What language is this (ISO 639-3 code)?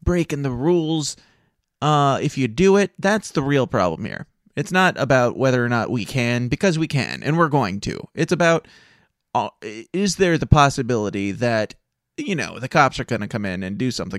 eng